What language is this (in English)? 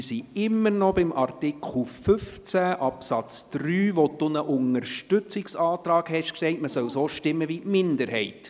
Swiss German